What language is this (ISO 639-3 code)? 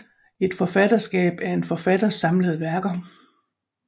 dan